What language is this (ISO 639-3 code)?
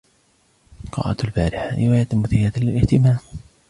ara